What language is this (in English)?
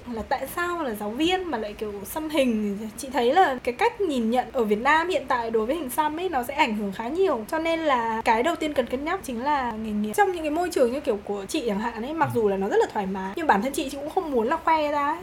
Vietnamese